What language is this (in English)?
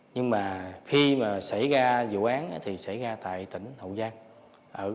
Vietnamese